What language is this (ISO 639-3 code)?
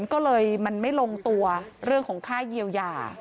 tha